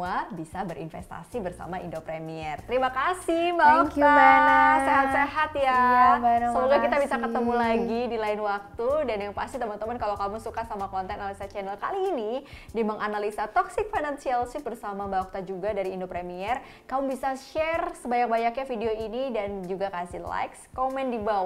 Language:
Indonesian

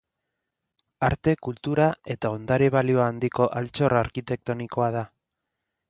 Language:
Basque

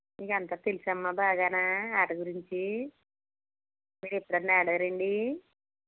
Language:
Telugu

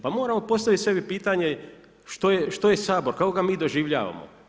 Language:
Croatian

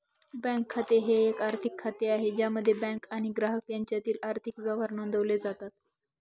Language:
Marathi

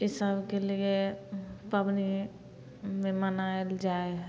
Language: Maithili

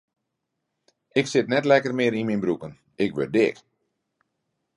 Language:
Western Frisian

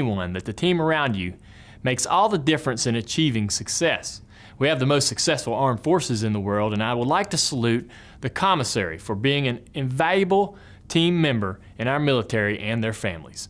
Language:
English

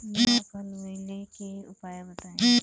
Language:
Bhojpuri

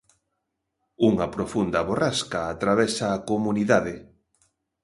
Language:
Galician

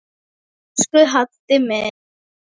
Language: Icelandic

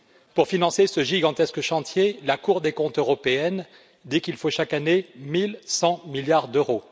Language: French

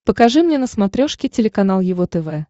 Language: Russian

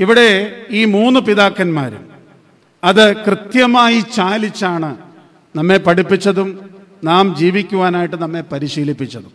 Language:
Malayalam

